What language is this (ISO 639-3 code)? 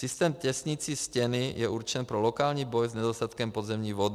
ces